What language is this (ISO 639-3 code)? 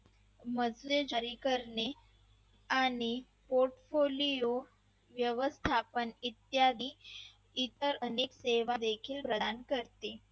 mar